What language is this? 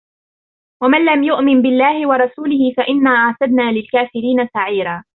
Arabic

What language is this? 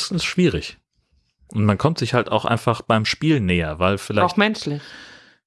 German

